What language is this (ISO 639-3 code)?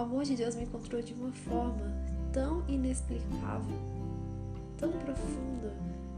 por